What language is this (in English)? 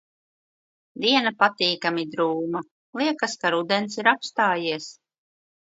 Latvian